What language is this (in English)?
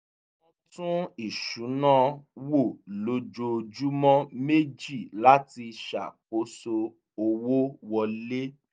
Yoruba